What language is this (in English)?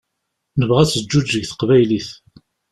Kabyle